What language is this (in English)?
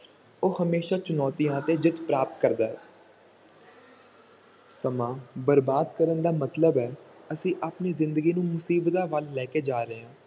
Punjabi